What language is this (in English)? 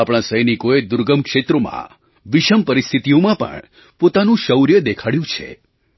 Gujarati